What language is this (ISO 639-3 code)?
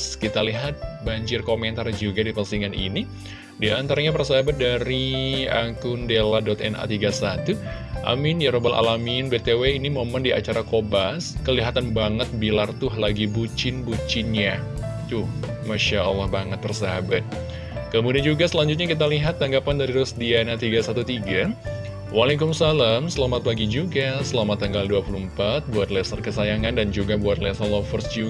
ind